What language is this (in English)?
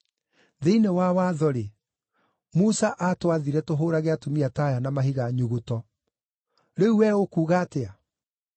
Kikuyu